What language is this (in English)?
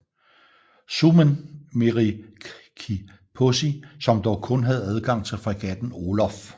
Danish